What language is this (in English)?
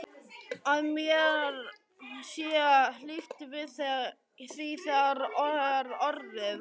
Icelandic